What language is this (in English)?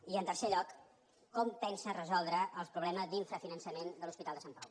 Catalan